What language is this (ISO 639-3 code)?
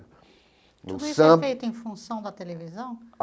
por